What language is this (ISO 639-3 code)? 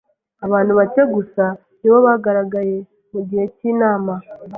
kin